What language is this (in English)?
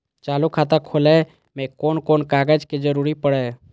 Maithili